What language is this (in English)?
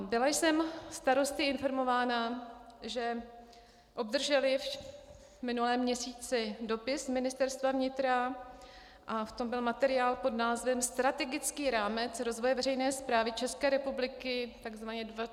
Czech